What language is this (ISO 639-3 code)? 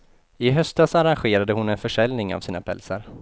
swe